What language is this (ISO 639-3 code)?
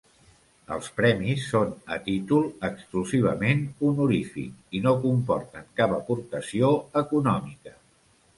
cat